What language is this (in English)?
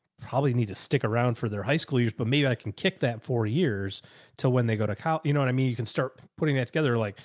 English